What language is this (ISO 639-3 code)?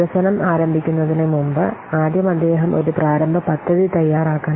mal